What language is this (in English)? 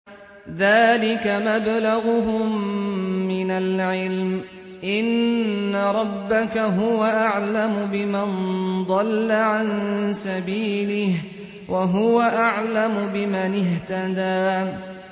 Arabic